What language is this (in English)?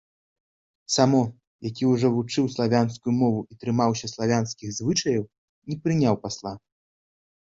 Belarusian